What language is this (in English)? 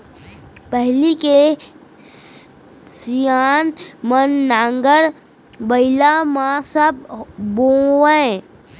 Chhattisgarhi